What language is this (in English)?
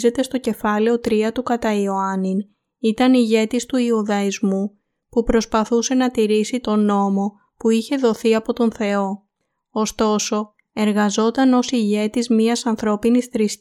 Greek